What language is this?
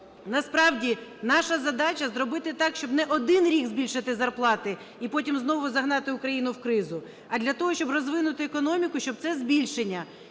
Ukrainian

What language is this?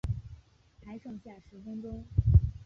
Chinese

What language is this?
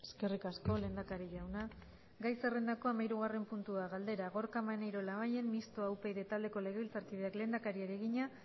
Basque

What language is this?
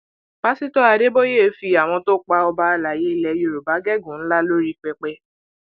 Yoruba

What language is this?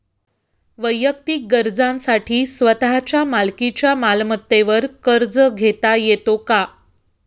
Marathi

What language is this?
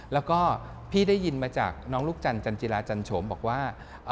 Thai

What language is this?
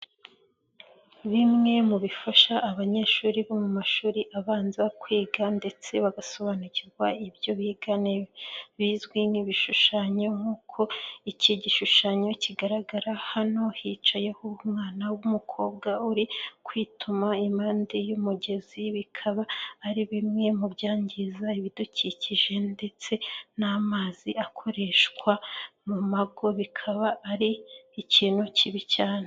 Kinyarwanda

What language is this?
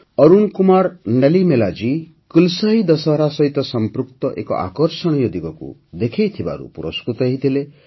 Odia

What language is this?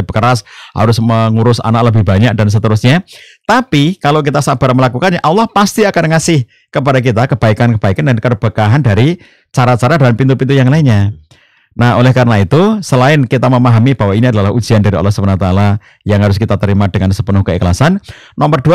Indonesian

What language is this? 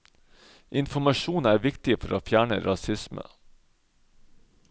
Norwegian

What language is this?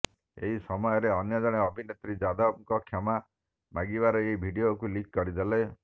Odia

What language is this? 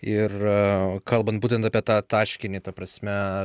Lithuanian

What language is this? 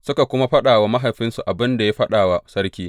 Hausa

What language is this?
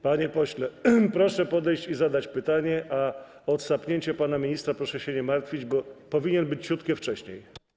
Polish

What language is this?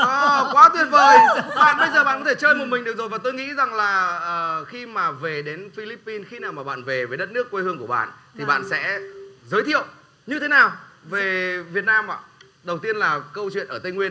Vietnamese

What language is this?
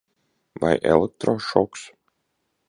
Latvian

